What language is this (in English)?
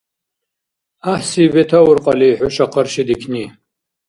Dargwa